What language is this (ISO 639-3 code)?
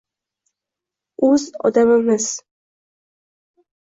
uzb